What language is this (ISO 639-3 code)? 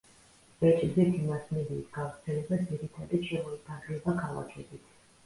kat